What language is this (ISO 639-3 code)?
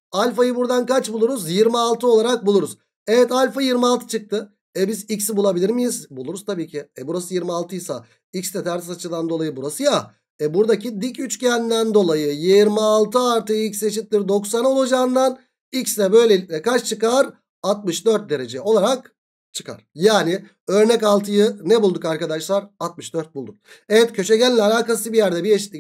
tur